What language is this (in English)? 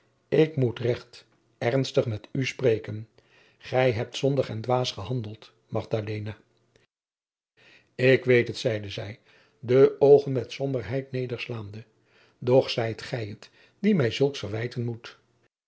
Dutch